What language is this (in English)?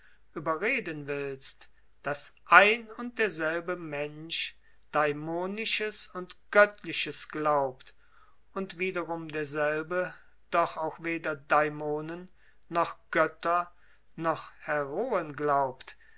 German